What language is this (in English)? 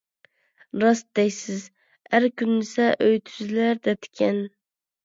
Uyghur